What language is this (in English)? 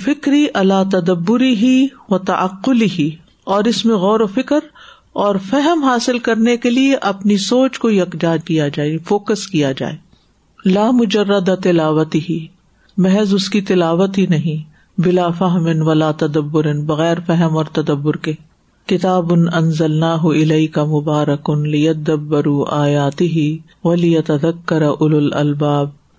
Urdu